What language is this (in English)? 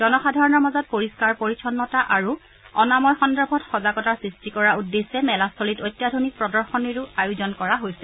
Assamese